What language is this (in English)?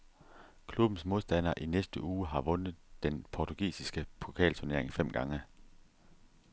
Danish